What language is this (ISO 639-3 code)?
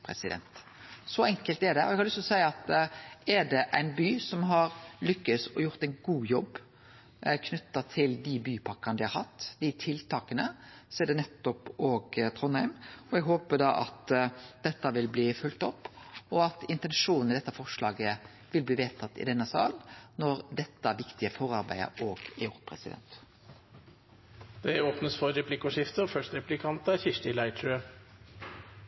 nor